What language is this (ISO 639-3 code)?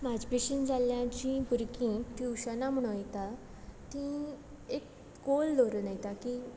kok